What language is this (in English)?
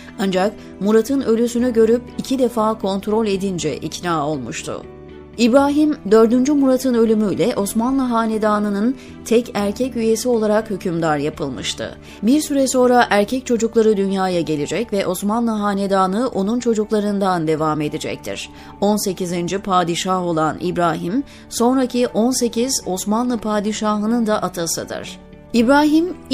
Turkish